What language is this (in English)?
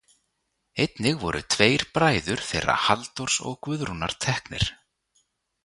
Icelandic